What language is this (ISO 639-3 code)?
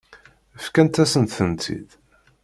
kab